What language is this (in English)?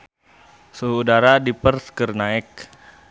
Sundanese